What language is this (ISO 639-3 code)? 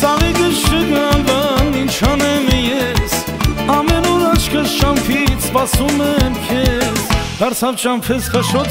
ron